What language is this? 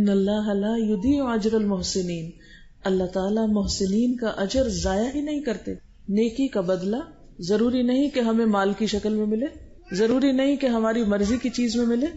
Arabic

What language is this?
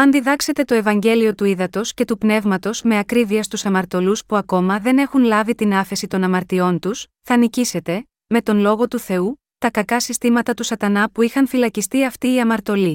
Greek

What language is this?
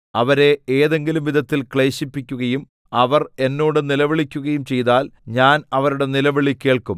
Malayalam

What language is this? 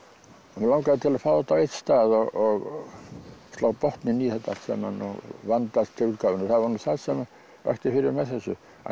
Icelandic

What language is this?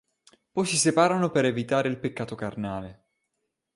Italian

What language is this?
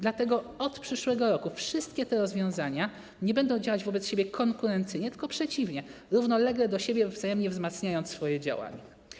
Polish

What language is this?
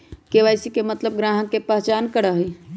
Magahi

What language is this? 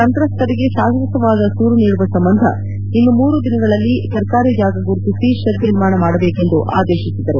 Kannada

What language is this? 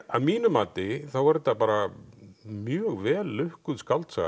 Icelandic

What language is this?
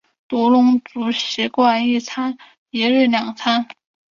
Chinese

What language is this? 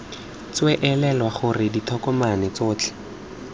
Tswana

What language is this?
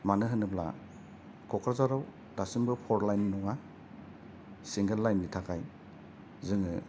Bodo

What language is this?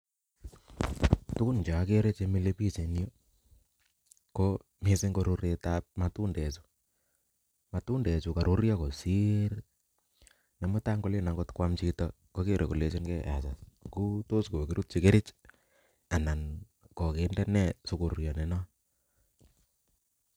Kalenjin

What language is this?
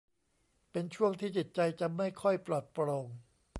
Thai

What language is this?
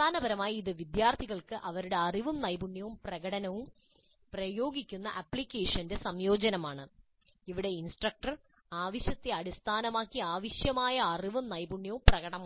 Malayalam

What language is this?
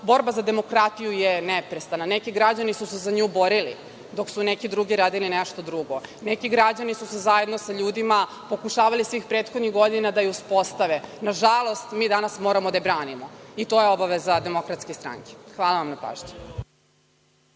Serbian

